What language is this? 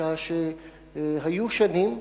Hebrew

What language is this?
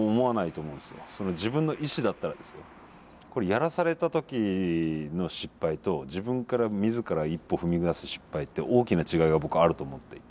Japanese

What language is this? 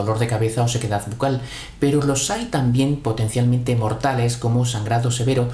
Spanish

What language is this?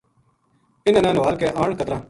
Gujari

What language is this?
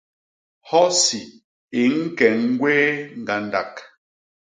Basaa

